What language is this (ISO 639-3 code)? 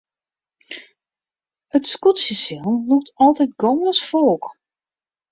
fry